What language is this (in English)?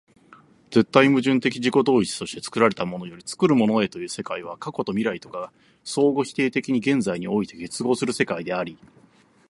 Japanese